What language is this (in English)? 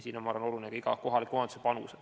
Estonian